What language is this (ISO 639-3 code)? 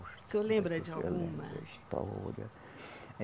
por